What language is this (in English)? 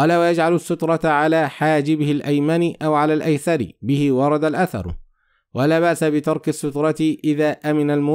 Arabic